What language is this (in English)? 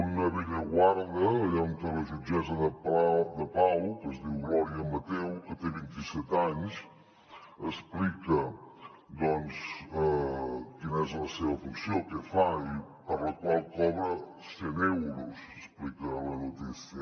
Catalan